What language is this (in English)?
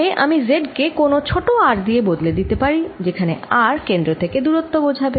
Bangla